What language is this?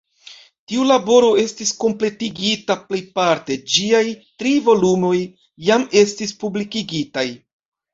Esperanto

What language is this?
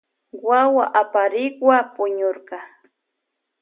Loja Highland Quichua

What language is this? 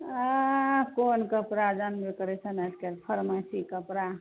Maithili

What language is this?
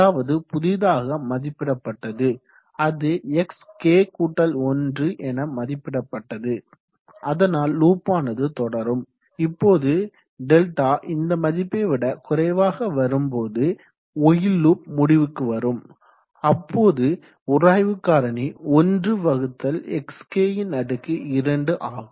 Tamil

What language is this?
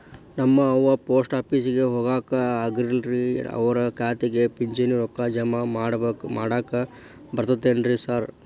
Kannada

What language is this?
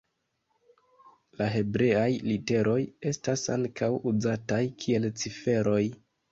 Esperanto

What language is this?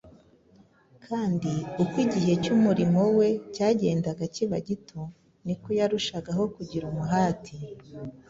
Kinyarwanda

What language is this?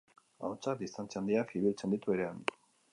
Basque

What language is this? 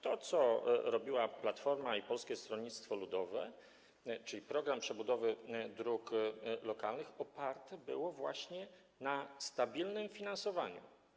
Polish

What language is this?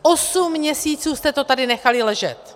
Czech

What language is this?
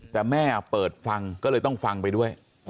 Thai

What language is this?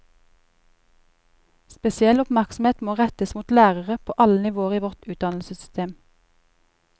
Norwegian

